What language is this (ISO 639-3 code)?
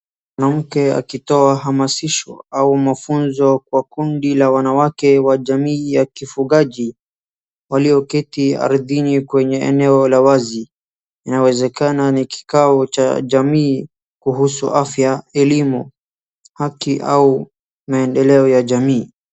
swa